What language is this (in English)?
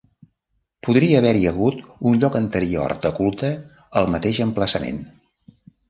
Catalan